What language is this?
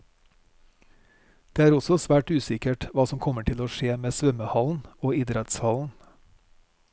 Norwegian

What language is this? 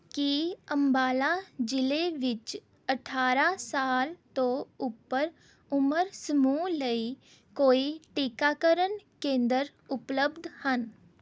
Punjabi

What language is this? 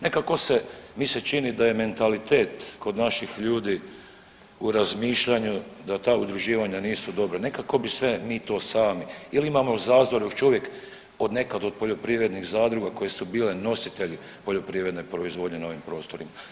Croatian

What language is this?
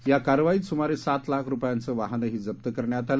Marathi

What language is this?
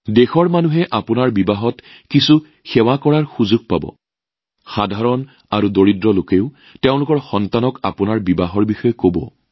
Assamese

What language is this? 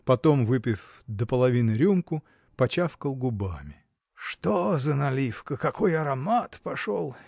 Russian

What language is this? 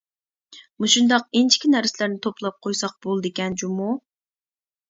Uyghur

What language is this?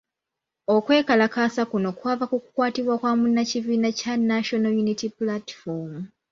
Ganda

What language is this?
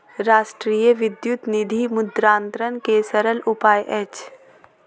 Maithili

